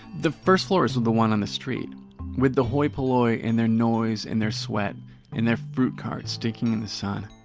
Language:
English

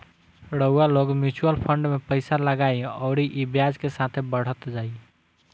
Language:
Bhojpuri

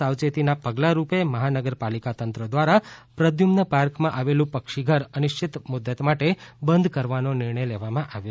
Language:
Gujarati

